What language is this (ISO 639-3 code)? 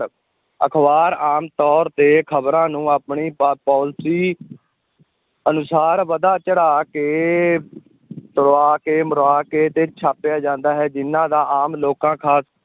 pan